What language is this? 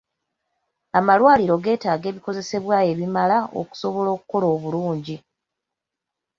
Ganda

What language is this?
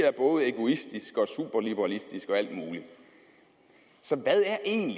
Danish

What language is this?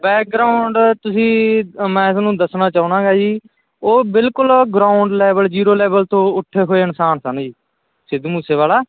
Punjabi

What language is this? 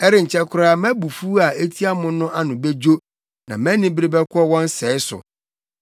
Akan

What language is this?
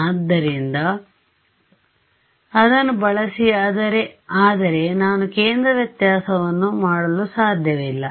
Kannada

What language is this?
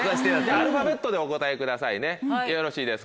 Japanese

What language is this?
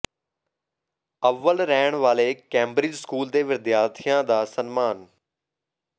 Punjabi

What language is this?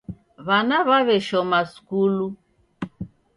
Taita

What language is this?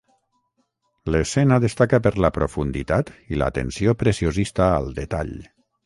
Catalan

